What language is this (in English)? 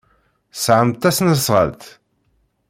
Kabyle